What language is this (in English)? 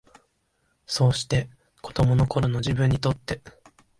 Japanese